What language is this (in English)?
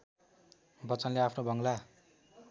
Nepali